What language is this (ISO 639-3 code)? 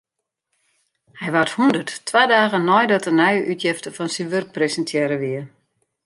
fry